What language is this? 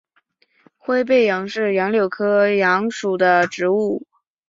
Chinese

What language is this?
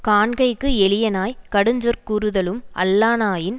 Tamil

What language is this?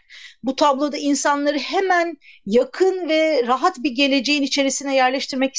Turkish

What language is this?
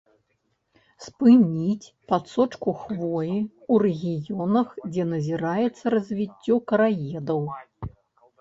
Belarusian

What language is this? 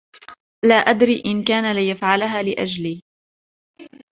Arabic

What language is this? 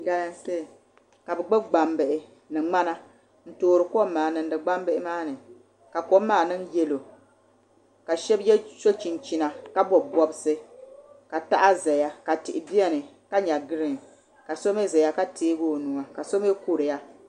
Dagbani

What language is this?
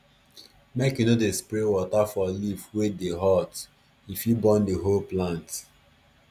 Nigerian Pidgin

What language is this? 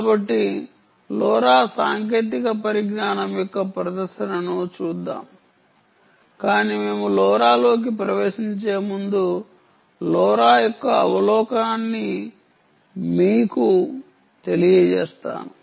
Telugu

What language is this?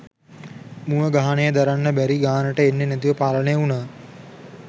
Sinhala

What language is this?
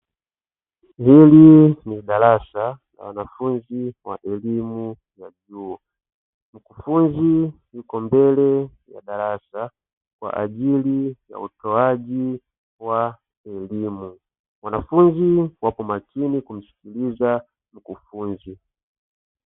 Swahili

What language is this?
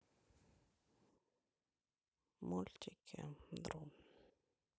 Russian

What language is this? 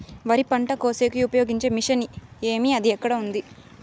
Telugu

